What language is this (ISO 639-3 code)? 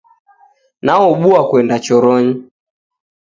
dav